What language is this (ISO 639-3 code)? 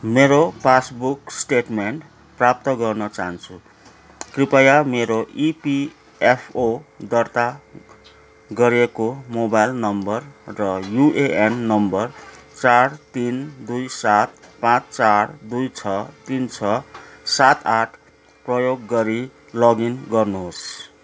nep